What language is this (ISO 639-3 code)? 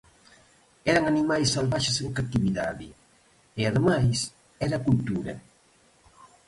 glg